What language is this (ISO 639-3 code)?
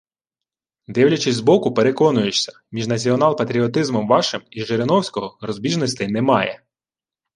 ukr